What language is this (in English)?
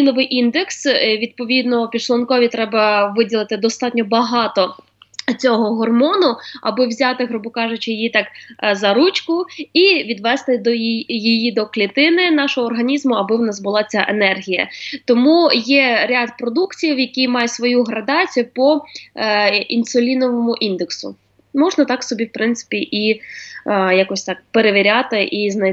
Ukrainian